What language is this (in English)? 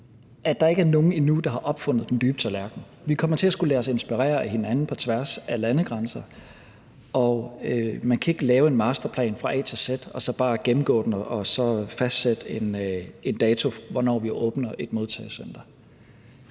Danish